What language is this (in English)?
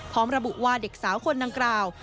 Thai